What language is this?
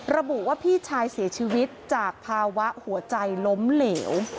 Thai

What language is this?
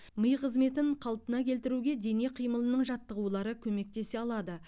Kazakh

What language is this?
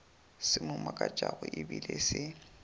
Northern Sotho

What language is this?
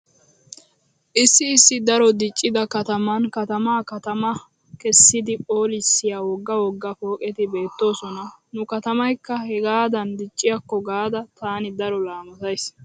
Wolaytta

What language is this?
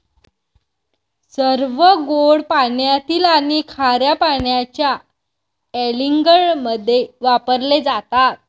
Marathi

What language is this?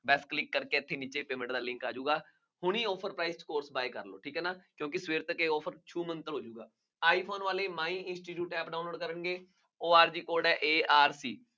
Punjabi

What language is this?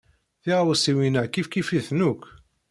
Kabyle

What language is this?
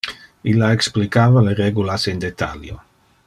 Interlingua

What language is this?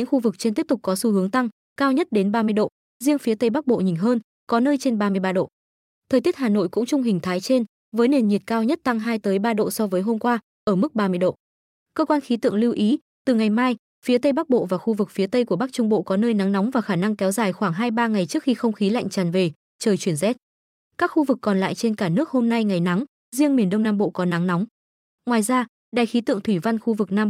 Vietnamese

